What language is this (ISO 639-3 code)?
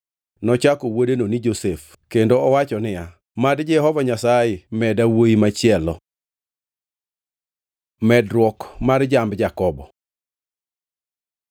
luo